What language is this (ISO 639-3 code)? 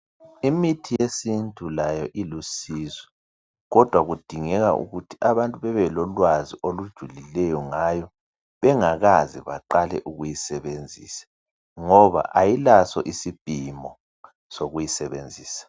nde